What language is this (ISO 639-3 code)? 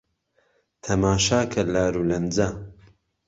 ckb